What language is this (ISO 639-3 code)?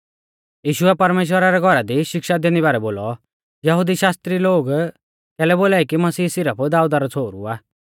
bfz